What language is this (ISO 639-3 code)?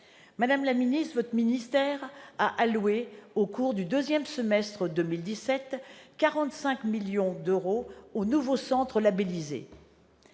fra